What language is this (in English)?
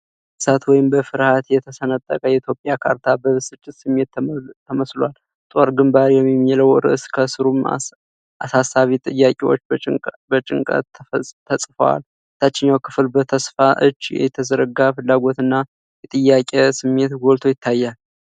Amharic